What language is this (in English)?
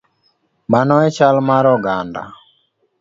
Luo (Kenya and Tanzania)